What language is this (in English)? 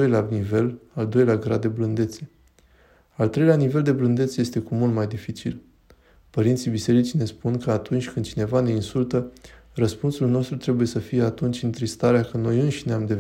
Romanian